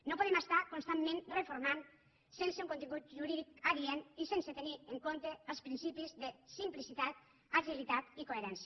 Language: Catalan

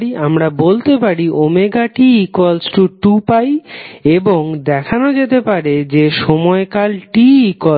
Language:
Bangla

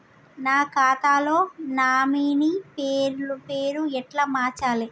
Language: Telugu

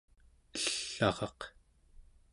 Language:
Central Yupik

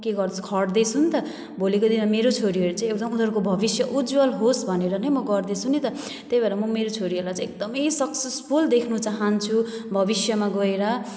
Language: Nepali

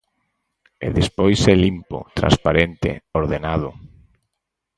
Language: Galician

